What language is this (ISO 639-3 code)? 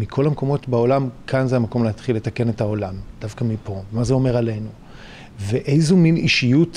heb